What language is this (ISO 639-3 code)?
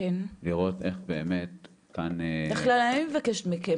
heb